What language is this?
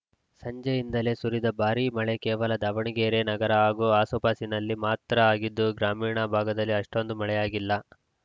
Kannada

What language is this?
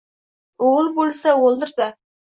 Uzbek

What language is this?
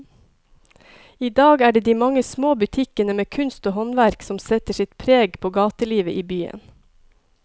Norwegian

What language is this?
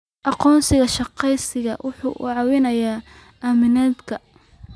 Somali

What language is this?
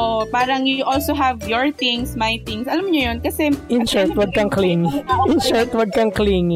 Filipino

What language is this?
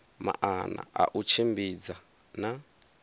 Venda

